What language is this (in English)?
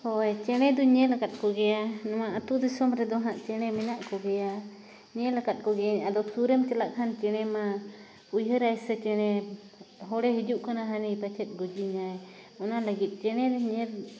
Santali